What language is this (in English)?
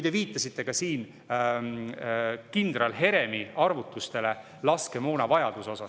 Estonian